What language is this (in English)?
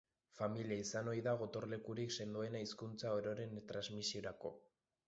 Basque